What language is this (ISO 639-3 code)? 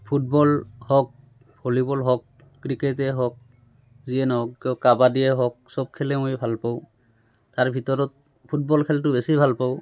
asm